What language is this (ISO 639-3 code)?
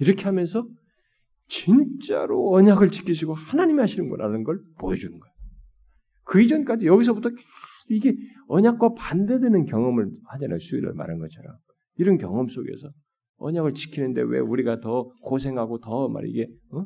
kor